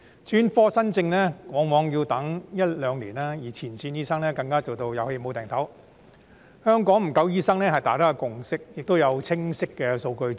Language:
Cantonese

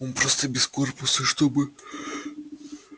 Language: Russian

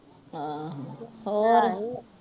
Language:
Punjabi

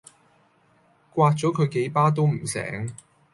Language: Cantonese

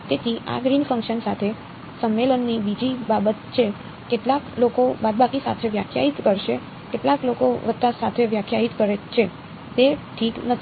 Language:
Gujarati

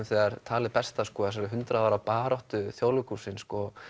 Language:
Icelandic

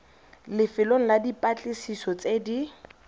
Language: Tswana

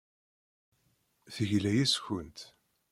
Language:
Kabyle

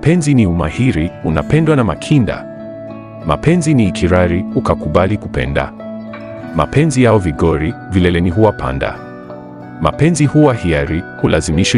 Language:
Swahili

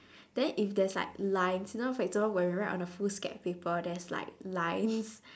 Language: English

